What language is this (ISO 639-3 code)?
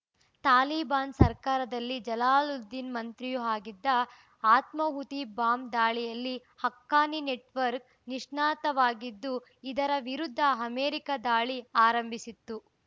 kan